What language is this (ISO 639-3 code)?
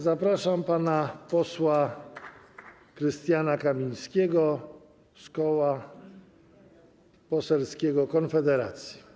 pol